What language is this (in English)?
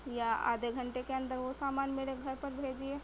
Urdu